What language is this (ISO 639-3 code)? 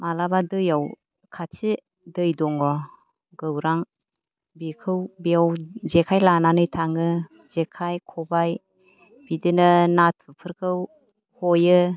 brx